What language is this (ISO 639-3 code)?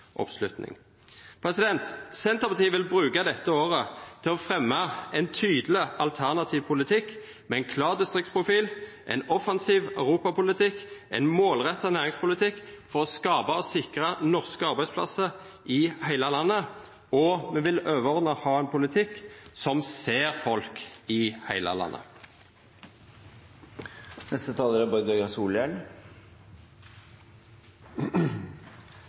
nno